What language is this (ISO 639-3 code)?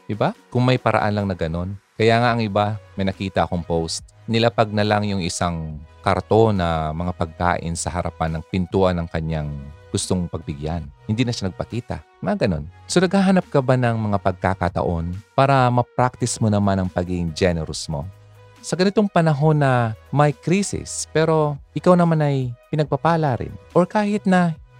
fil